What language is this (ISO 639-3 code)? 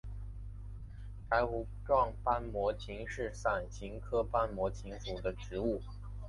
zho